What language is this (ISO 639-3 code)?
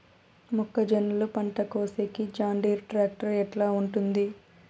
tel